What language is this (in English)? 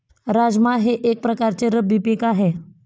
Marathi